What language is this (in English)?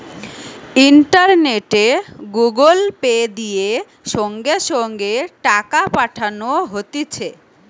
Bangla